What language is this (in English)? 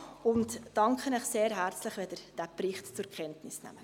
Swiss German